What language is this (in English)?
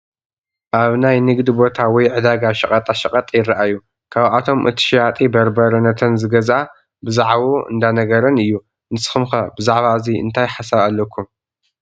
Tigrinya